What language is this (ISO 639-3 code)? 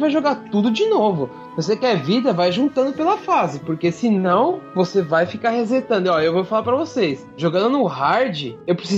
por